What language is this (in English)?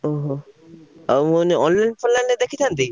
Odia